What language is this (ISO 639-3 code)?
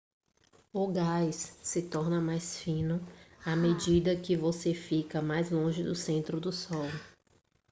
por